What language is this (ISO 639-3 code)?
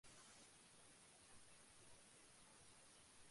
ben